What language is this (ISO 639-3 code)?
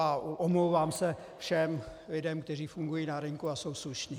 ces